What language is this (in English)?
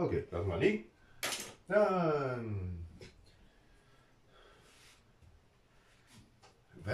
German